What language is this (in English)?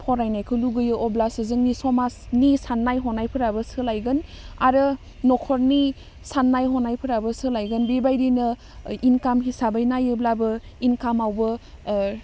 Bodo